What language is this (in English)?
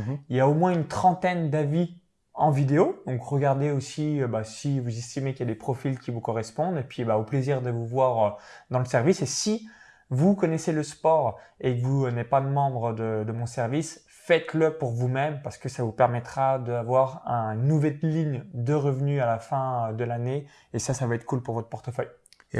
French